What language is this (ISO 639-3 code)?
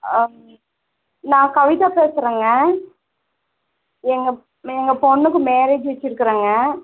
tam